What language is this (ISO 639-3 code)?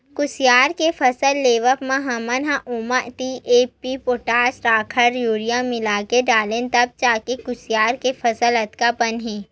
hne